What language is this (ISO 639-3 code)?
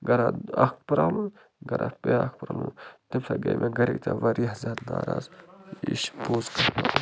kas